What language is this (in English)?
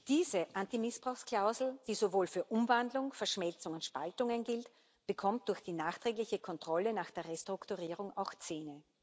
German